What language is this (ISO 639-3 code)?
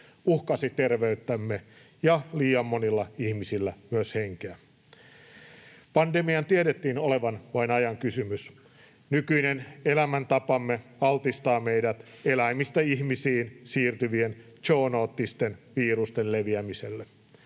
fin